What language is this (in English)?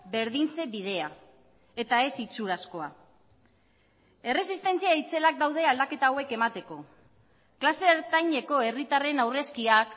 Basque